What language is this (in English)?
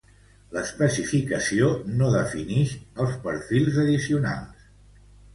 Catalan